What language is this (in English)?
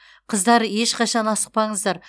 Kazakh